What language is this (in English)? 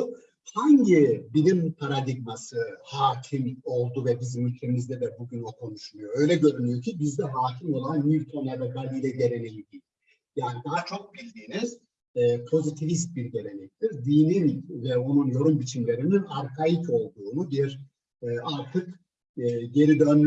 Turkish